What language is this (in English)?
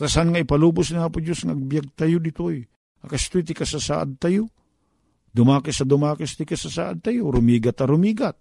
Filipino